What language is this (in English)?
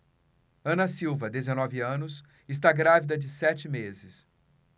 Portuguese